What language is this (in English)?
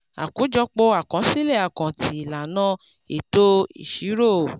Yoruba